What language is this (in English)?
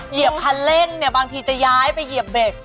Thai